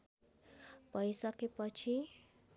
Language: Nepali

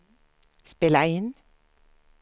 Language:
Swedish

